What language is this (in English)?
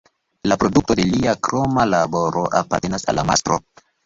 Esperanto